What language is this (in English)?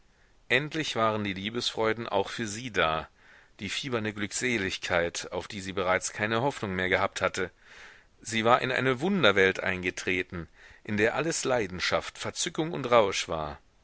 German